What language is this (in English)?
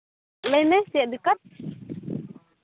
Santali